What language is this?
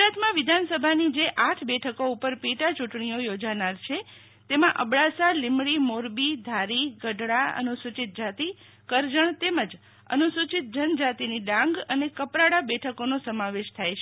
Gujarati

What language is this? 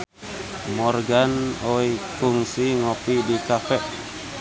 Sundanese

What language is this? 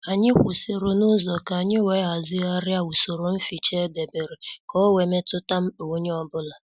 Igbo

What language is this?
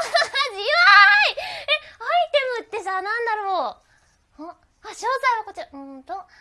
Japanese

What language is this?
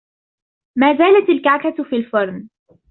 Arabic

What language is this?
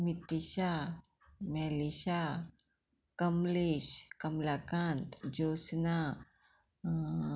Konkani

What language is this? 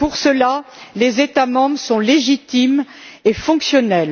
French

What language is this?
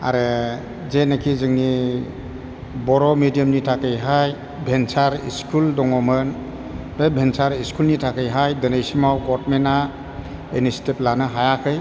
Bodo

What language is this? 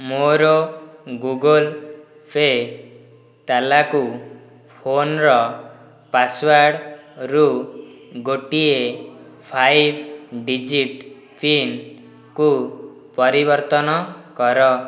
Odia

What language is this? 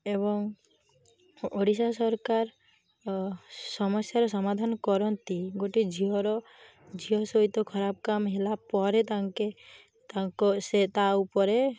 Odia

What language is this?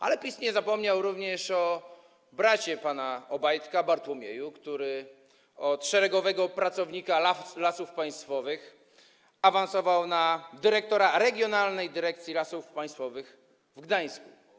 Polish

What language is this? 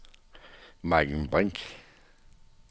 Danish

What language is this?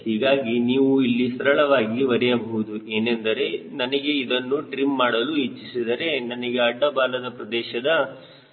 Kannada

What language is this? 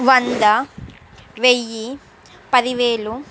Telugu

